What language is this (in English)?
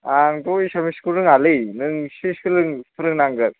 Bodo